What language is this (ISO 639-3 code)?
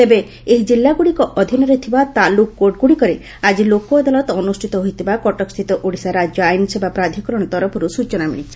ori